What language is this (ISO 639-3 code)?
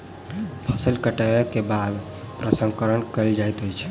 mai